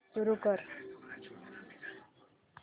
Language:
Marathi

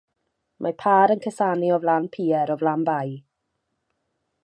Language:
Welsh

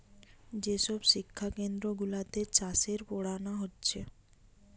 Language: Bangla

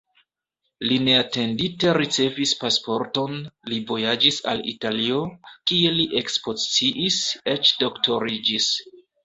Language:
Esperanto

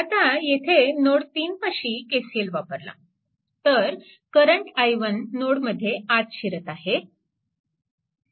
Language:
Marathi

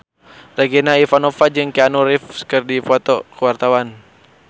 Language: Sundanese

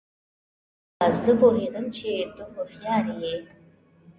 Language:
Pashto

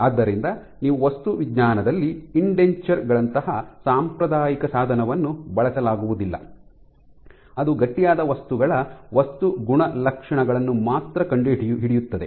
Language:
Kannada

